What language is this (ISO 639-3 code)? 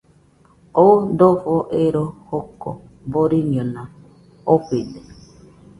hux